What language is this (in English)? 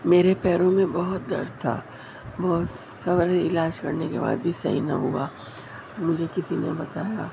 Urdu